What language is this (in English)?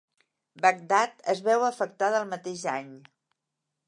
Catalan